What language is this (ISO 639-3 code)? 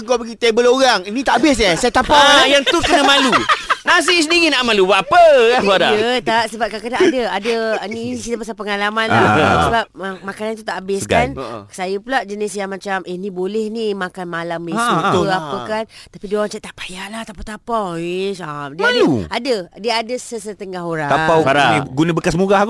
msa